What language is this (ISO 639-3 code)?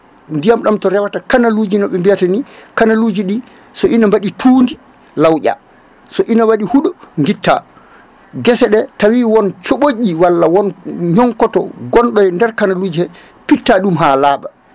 ful